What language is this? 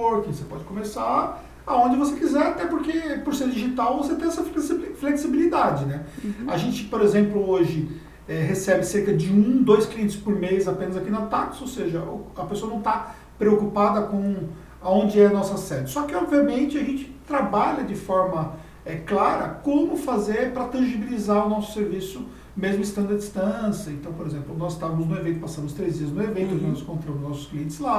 Portuguese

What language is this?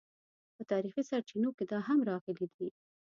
Pashto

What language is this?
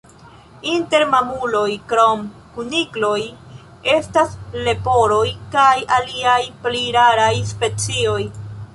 Esperanto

